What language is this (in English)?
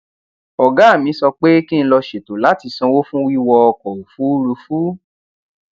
Yoruba